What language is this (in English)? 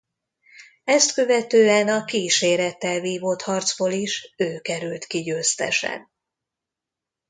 Hungarian